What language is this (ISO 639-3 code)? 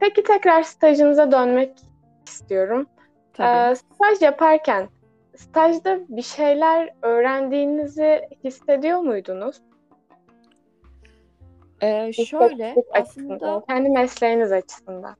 tur